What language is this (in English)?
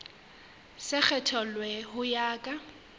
Southern Sotho